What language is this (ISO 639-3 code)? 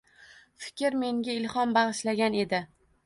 uzb